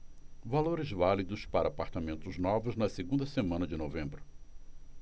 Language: Portuguese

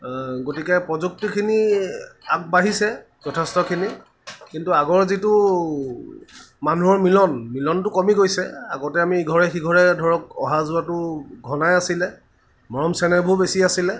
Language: Assamese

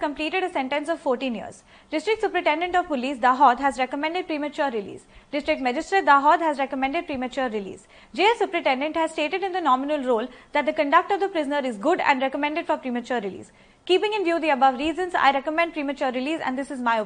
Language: Hindi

